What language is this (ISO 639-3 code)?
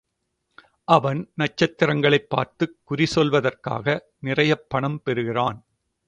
tam